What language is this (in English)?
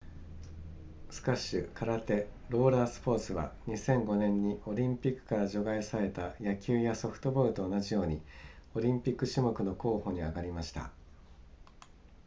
Japanese